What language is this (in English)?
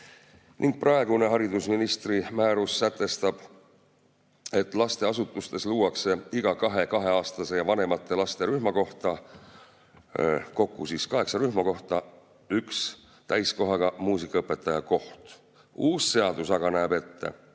Estonian